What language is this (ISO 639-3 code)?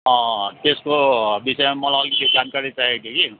nep